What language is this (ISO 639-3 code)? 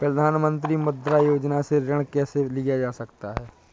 hin